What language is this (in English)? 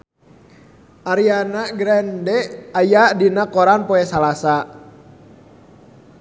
Sundanese